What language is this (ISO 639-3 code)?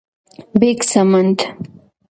pus